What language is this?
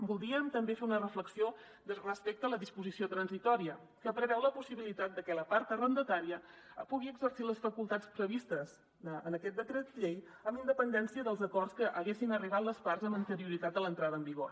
Catalan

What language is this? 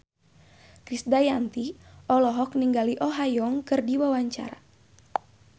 Sundanese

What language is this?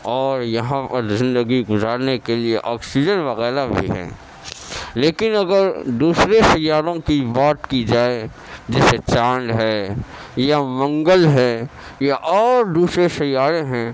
Urdu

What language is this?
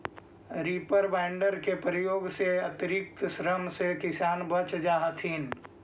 Magahi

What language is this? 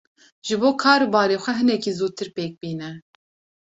Kurdish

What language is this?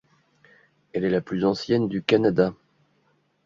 French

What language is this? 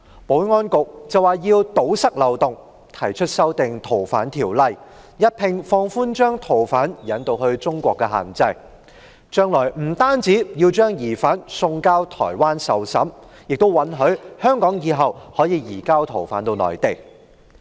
Cantonese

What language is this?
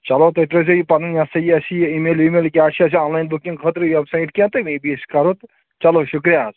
Kashmiri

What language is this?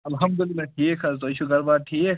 Kashmiri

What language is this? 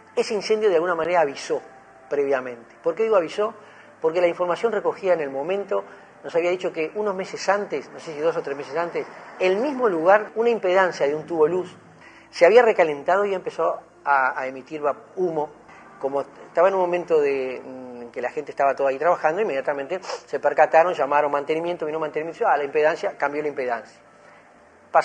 Spanish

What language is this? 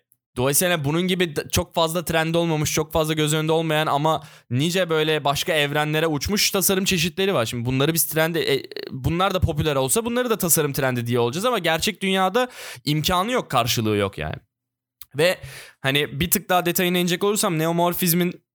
Turkish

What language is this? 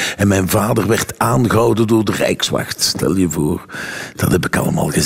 Dutch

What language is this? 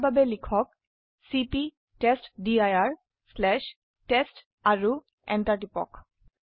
Assamese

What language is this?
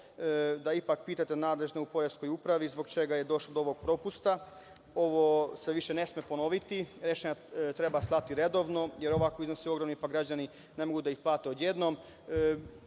Serbian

